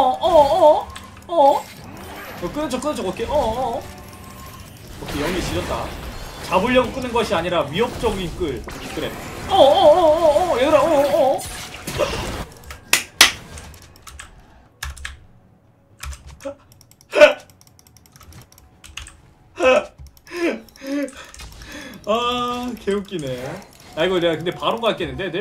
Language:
Korean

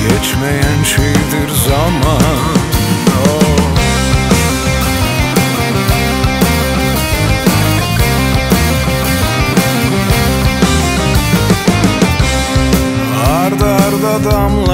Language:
Turkish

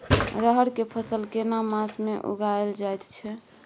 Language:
Maithili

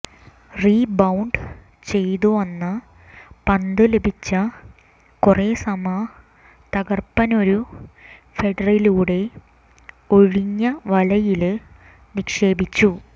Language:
Malayalam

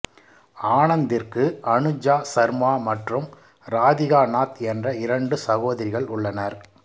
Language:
Tamil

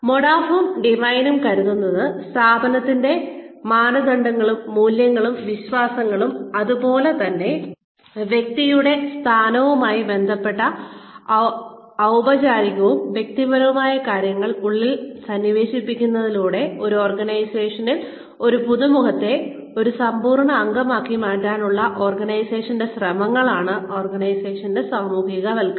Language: Malayalam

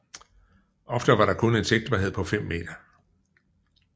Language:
Danish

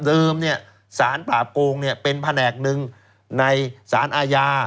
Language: Thai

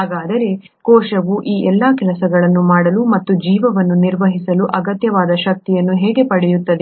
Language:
Kannada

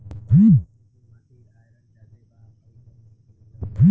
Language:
Bhojpuri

